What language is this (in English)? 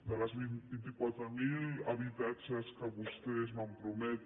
Catalan